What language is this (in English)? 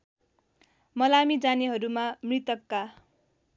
Nepali